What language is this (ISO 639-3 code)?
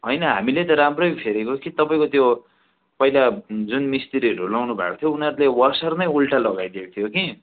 nep